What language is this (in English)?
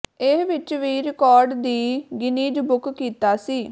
Punjabi